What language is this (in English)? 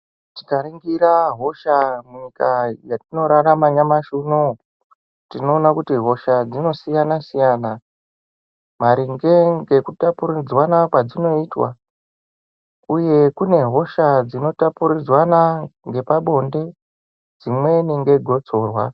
Ndau